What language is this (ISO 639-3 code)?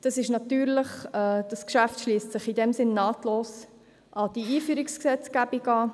gsw